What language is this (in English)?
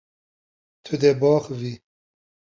Kurdish